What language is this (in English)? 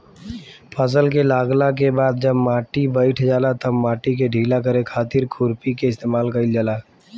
Bhojpuri